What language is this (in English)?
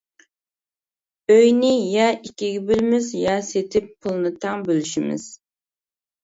Uyghur